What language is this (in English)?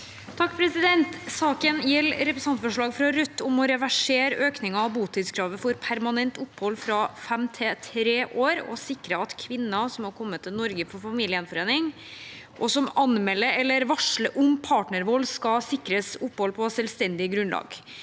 Norwegian